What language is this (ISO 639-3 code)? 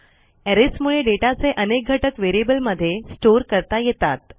mar